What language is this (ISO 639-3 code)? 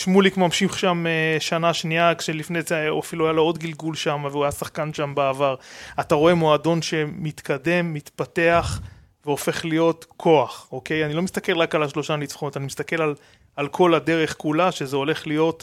heb